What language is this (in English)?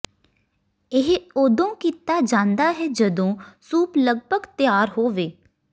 Punjabi